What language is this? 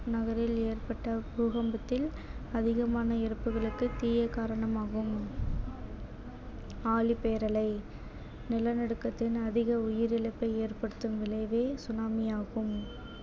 Tamil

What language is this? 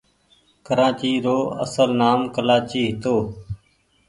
Goaria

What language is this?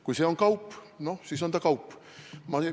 Estonian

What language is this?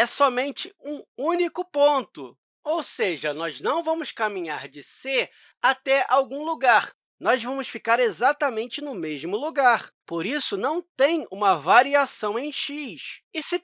Portuguese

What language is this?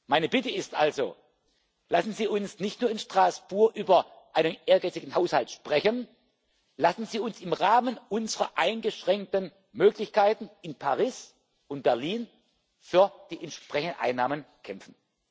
German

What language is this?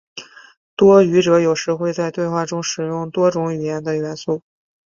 Chinese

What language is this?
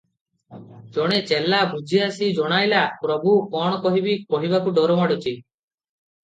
Odia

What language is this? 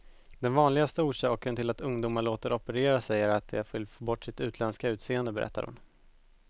Swedish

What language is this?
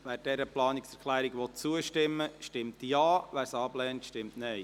Swiss German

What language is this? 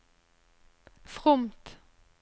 Norwegian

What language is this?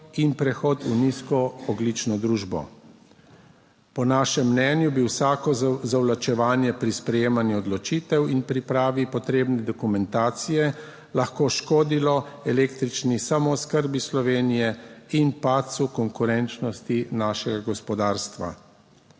Slovenian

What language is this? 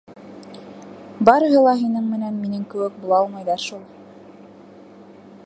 Bashkir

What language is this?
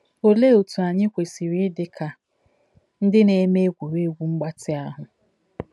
Igbo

